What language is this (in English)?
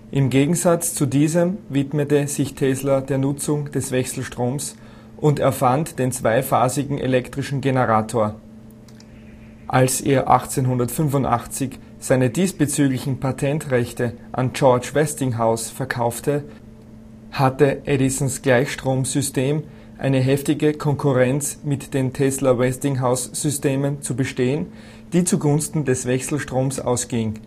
German